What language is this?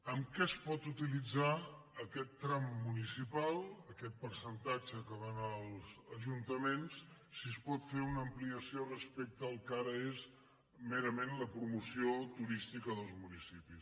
Catalan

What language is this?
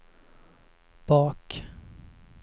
Swedish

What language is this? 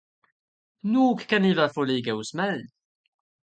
Swedish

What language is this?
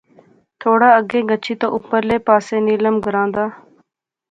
Pahari-Potwari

